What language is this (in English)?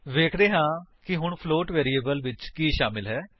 Punjabi